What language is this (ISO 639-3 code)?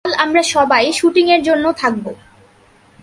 ben